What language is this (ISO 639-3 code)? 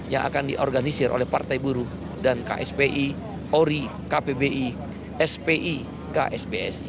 ind